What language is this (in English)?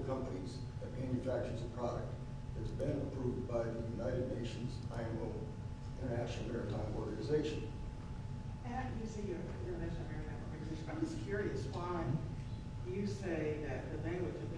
English